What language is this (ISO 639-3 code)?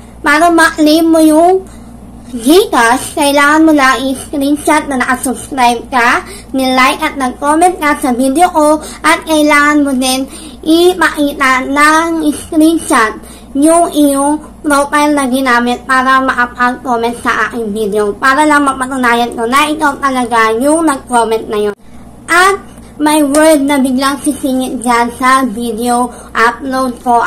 fil